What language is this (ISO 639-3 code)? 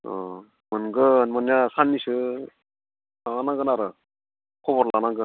brx